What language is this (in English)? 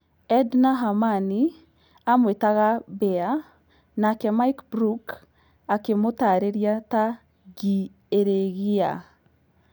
Kikuyu